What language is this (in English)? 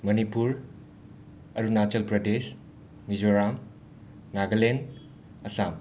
Manipuri